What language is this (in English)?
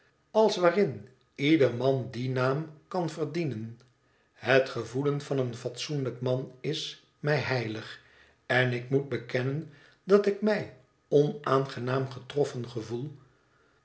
Dutch